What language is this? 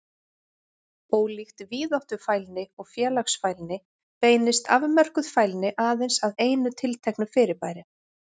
Icelandic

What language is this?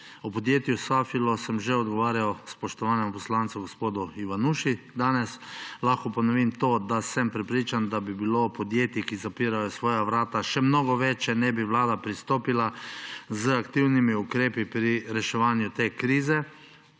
Slovenian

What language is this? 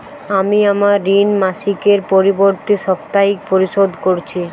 Bangla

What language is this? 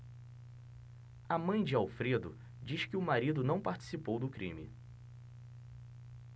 Portuguese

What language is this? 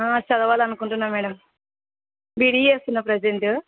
Telugu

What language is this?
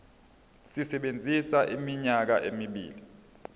Zulu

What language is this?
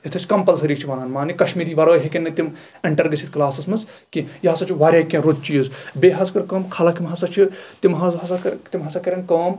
Kashmiri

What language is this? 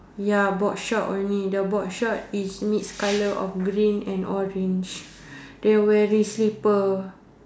English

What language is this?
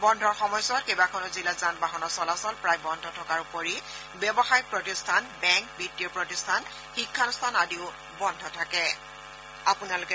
Assamese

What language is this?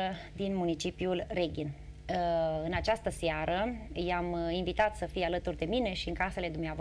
Romanian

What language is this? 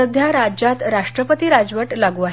Marathi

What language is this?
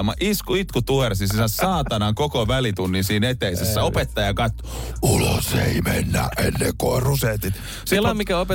Finnish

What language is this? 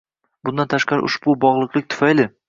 Uzbek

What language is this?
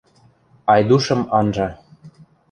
Western Mari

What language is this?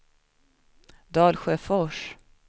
Swedish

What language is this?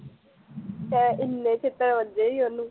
Punjabi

